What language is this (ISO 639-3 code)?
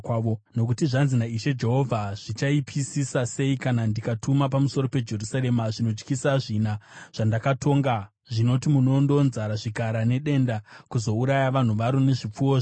sna